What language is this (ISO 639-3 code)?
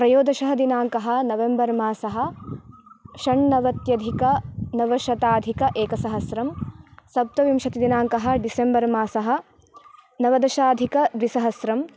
san